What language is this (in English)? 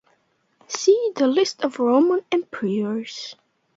English